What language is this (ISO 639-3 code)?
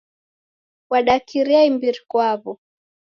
dav